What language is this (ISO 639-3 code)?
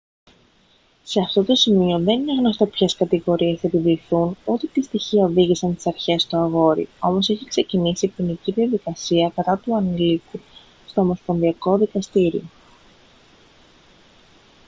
ell